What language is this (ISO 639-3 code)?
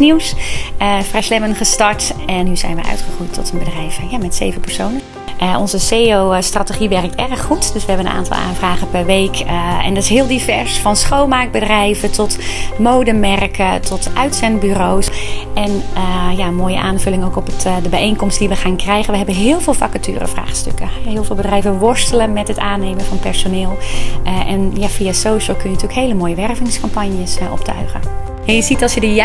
nld